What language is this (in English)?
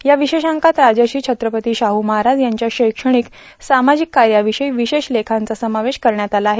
Marathi